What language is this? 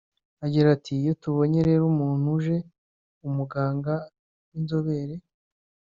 Kinyarwanda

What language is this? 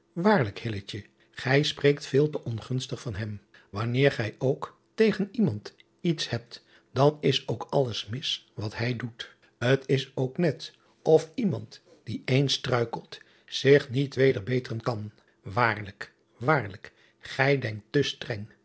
Dutch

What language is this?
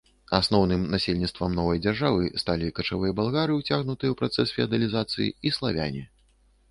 Belarusian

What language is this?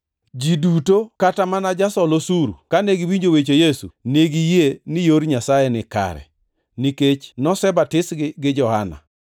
Luo (Kenya and Tanzania)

